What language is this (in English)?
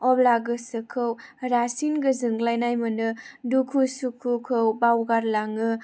Bodo